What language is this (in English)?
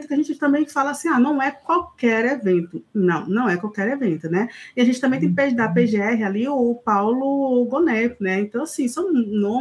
Portuguese